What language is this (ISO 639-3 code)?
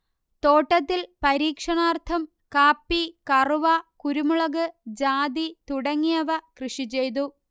mal